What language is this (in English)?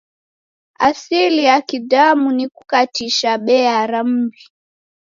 Taita